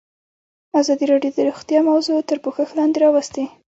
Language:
Pashto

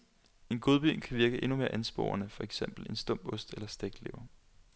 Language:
Danish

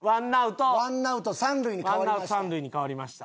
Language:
Japanese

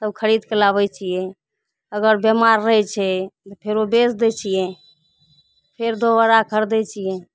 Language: Maithili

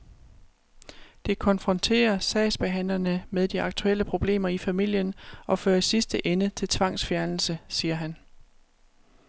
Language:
Danish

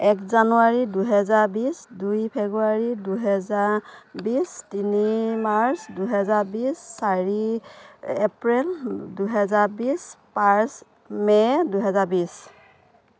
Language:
Assamese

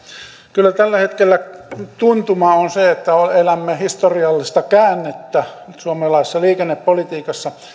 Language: Finnish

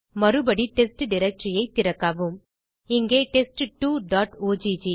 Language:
Tamil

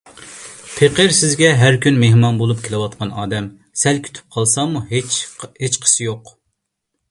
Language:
Uyghur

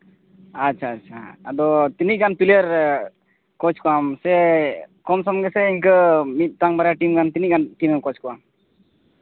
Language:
Santali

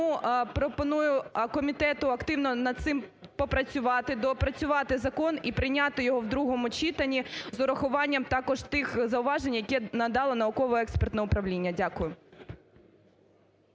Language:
Ukrainian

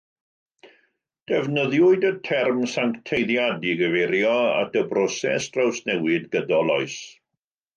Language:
Welsh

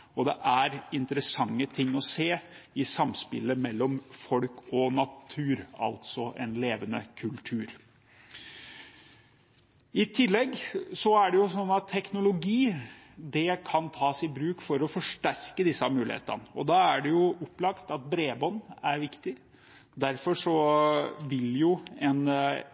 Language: Norwegian Bokmål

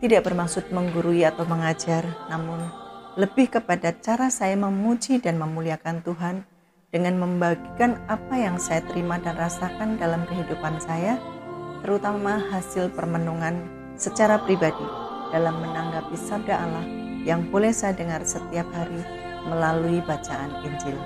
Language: Indonesian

